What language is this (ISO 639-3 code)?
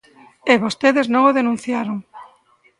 glg